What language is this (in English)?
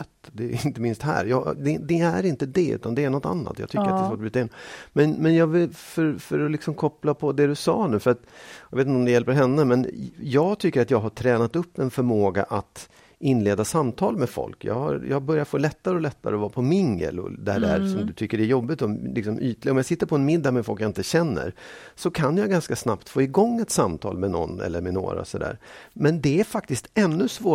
Swedish